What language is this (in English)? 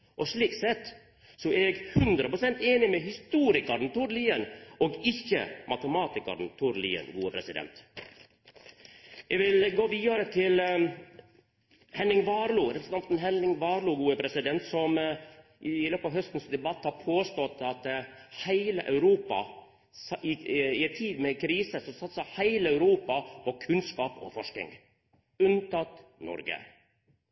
Norwegian Nynorsk